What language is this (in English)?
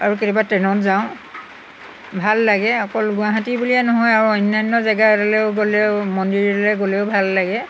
Assamese